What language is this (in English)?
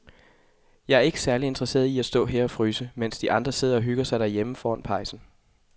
Danish